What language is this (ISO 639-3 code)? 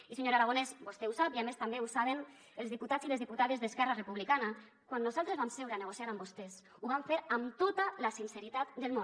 cat